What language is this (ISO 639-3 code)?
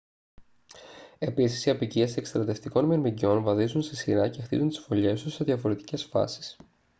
ell